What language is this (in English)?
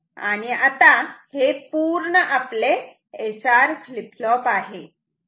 Marathi